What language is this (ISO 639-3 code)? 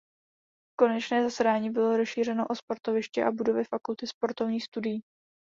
ces